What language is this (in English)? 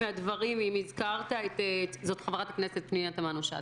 Hebrew